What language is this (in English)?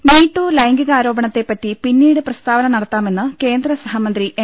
Malayalam